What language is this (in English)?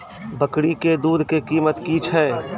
Maithili